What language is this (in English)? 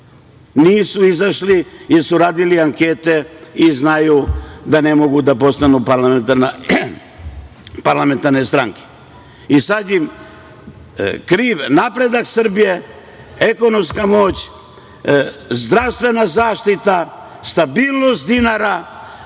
Serbian